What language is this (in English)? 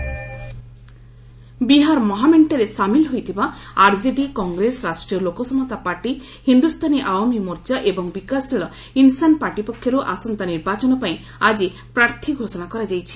Odia